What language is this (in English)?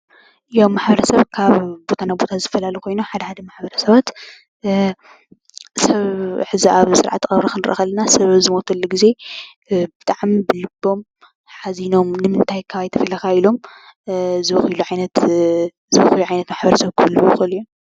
Tigrinya